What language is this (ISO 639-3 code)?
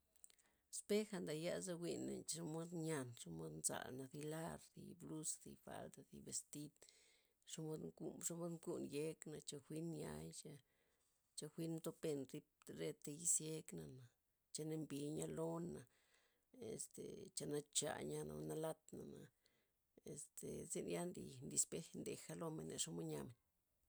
ztp